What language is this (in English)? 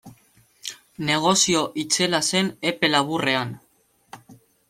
Basque